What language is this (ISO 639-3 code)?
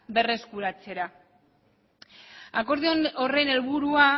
eus